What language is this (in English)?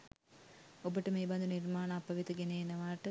Sinhala